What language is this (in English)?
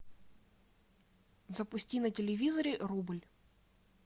Russian